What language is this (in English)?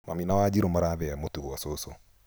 Kikuyu